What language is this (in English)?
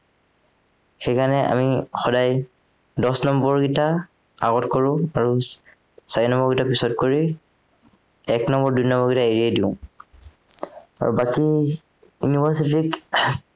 Assamese